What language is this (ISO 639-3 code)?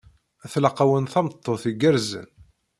kab